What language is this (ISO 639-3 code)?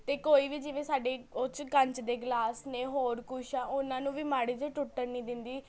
pan